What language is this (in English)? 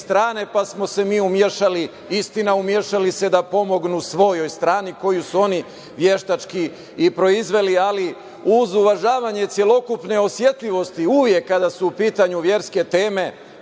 Serbian